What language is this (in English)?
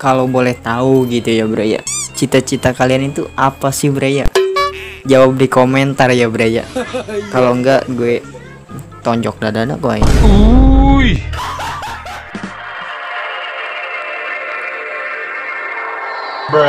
Indonesian